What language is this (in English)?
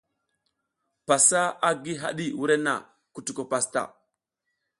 South Giziga